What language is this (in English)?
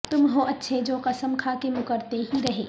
Urdu